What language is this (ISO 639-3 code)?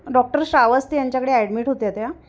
mar